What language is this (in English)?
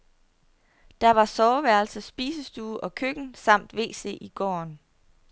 Danish